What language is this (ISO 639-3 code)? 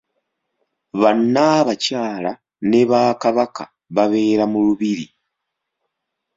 lug